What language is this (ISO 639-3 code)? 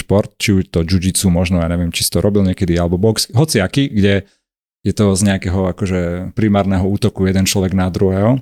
slk